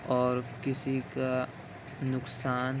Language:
Urdu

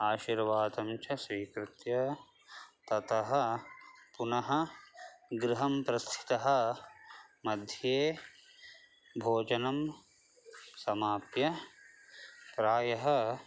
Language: Sanskrit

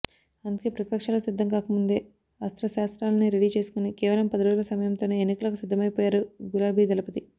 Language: Telugu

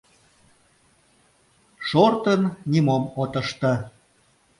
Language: Mari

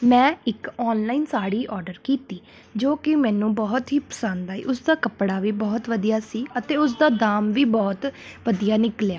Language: Punjabi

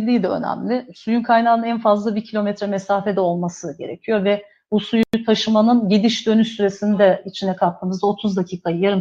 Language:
Turkish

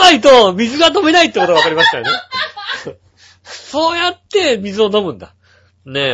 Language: Japanese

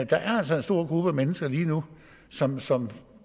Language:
Danish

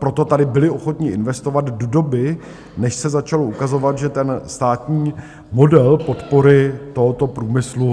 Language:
Czech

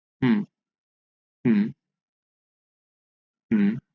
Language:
Bangla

